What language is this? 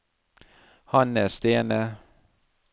Norwegian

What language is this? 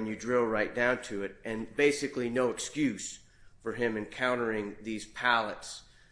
English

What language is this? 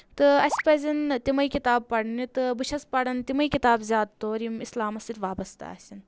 Kashmiri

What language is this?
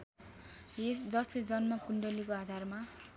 Nepali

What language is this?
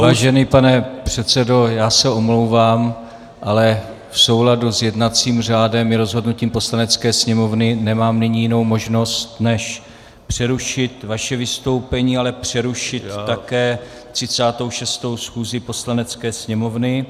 Czech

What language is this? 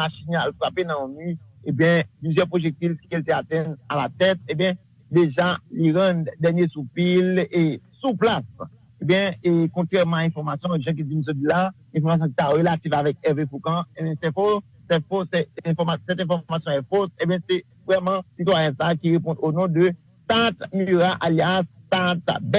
French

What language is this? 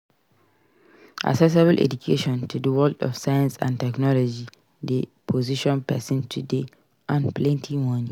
Nigerian Pidgin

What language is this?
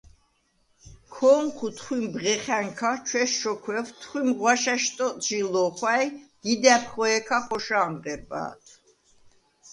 Svan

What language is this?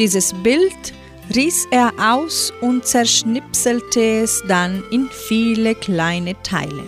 German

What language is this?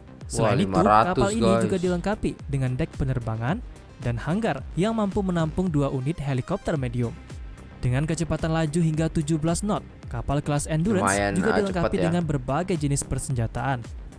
Indonesian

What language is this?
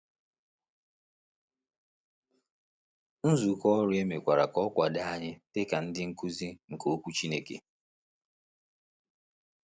Igbo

